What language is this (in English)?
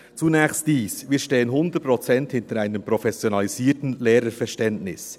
Swiss German